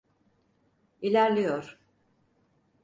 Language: Turkish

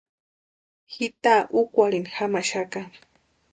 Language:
Western Highland Purepecha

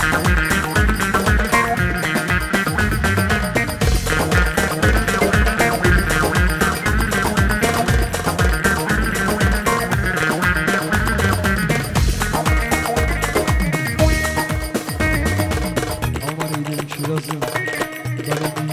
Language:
Turkish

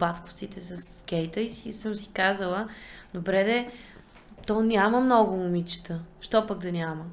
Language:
Bulgarian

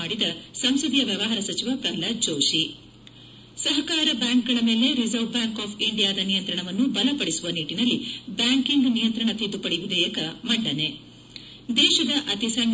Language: Kannada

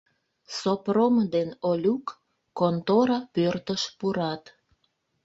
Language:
Mari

